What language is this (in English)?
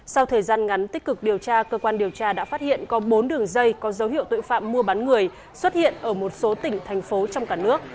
Vietnamese